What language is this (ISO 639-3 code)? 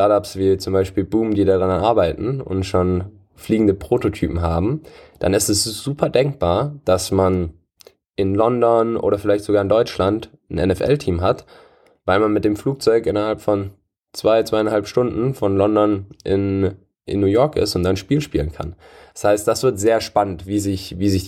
deu